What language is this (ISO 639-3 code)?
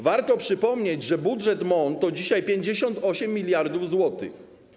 pol